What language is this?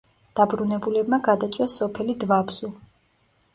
Georgian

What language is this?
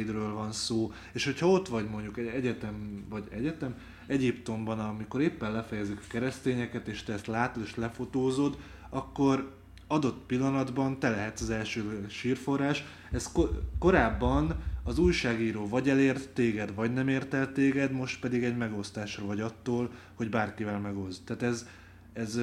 Hungarian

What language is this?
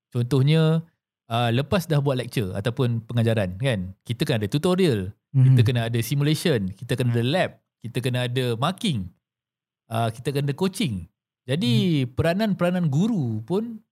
Malay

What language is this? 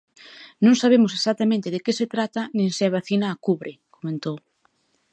Galician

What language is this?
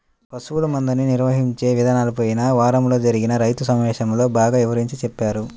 Telugu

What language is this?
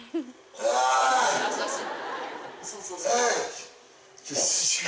Japanese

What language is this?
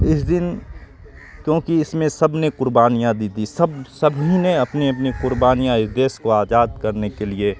Urdu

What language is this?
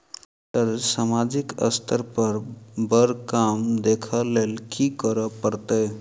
Maithili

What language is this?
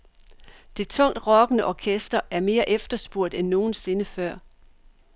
Danish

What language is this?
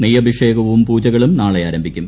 Malayalam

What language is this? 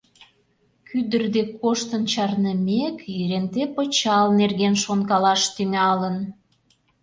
Mari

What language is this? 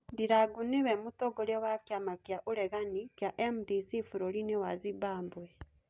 Kikuyu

